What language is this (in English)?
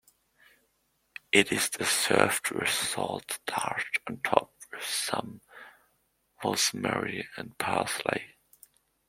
English